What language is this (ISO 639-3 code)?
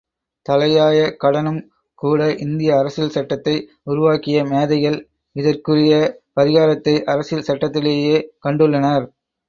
tam